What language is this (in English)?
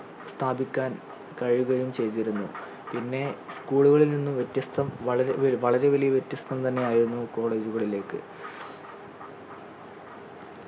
Malayalam